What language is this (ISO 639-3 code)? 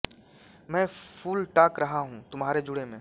hin